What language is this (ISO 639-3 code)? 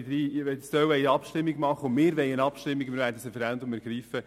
gsw